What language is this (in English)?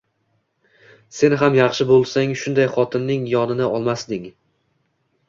Uzbek